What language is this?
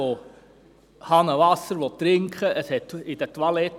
Swiss German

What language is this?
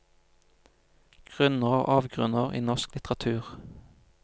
Norwegian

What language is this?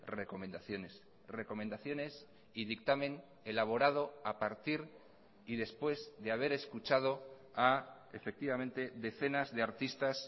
Spanish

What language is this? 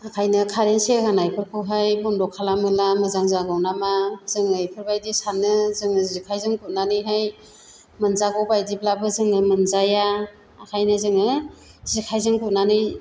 Bodo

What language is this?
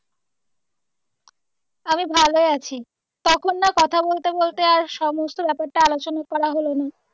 Bangla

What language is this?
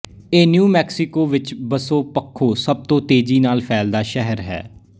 Punjabi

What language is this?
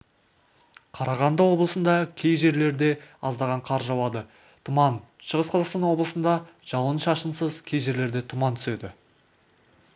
Kazakh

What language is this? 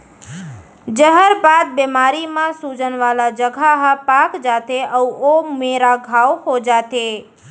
Chhattisgarhi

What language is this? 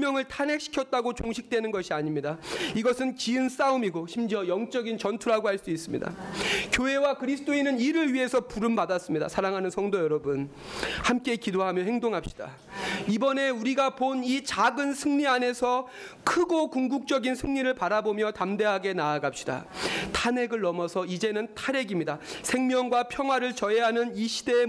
Korean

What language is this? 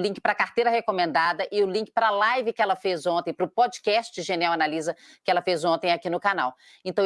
Portuguese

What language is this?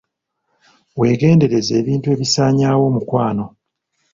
Ganda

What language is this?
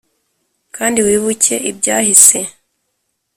Kinyarwanda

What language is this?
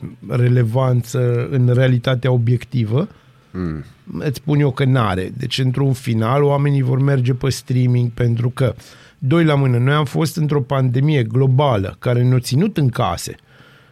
Romanian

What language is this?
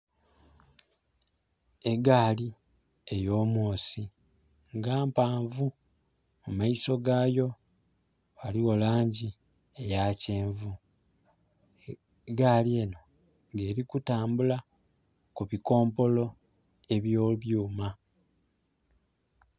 Soga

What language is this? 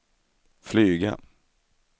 Swedish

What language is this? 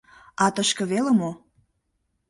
Mari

